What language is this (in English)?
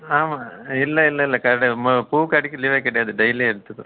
Tamil